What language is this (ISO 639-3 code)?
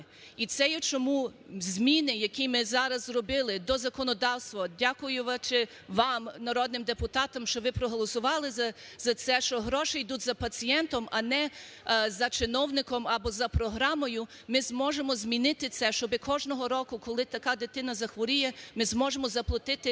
ukr